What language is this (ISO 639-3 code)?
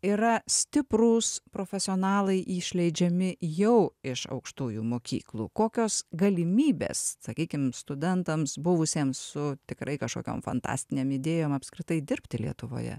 lit